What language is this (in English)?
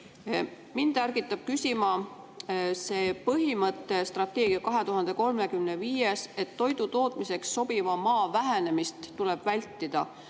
Estonian